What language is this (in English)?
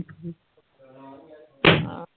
Punjabi